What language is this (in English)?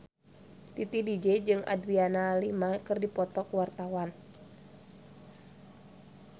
Sundanese